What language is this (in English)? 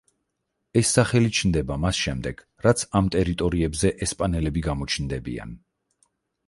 Georgian